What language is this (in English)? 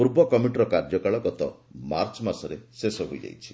Odia